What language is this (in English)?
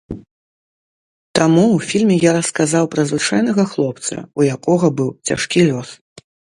Belarusian